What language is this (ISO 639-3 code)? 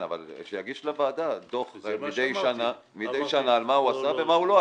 heb